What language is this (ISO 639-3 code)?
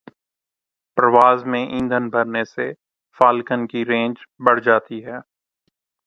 urd